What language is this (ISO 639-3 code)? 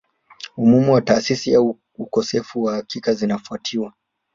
swa